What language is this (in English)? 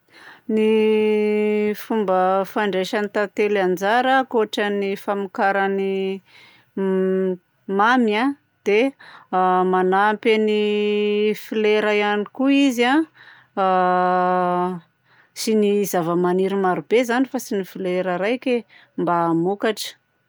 Southern Betsimisaraka Malagasy